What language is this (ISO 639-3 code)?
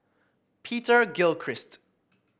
eng